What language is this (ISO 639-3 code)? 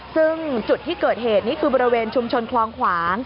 tha